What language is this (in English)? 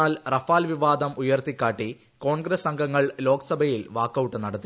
Malayalam